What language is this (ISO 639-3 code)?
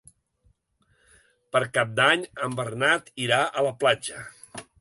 cat